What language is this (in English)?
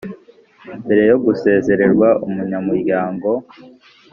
Kinyarwanda